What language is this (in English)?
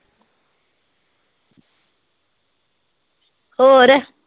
Punjabi